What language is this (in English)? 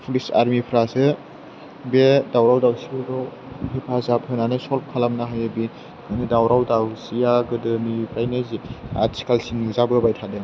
Bodo